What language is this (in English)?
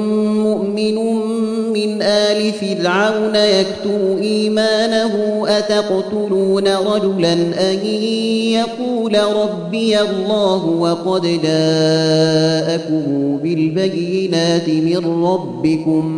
Arabic